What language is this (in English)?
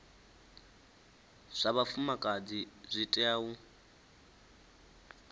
Venda